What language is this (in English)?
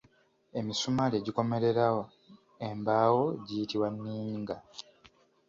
Ganda